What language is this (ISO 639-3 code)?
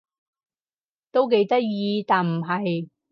yue